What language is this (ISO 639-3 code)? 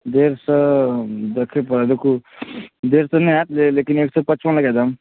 mai